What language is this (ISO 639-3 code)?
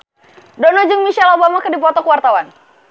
sun